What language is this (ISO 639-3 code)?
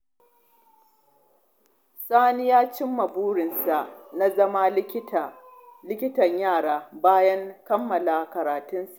hau